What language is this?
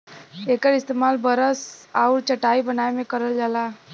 Bhojpuri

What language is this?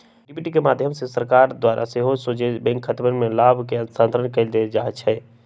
Magahi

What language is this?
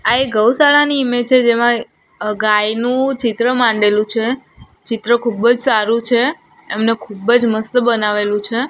Gujarati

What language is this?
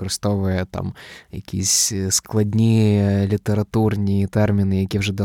Ukrainian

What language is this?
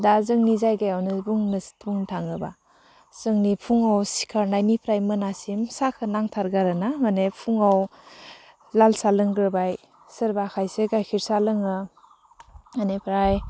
Bodo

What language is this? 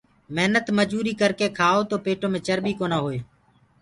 Gurgula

